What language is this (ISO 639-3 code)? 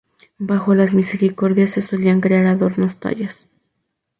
spa